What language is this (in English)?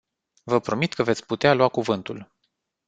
Romanian